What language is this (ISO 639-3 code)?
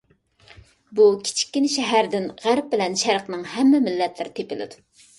uig